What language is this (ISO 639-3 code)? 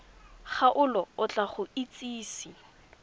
tsn